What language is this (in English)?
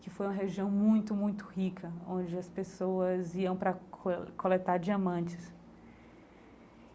Portuguese